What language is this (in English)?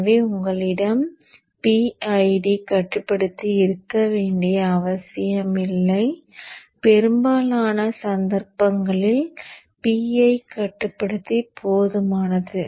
Tamil